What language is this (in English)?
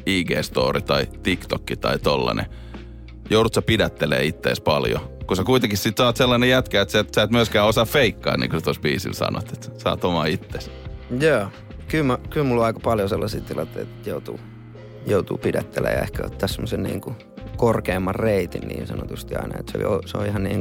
Finnish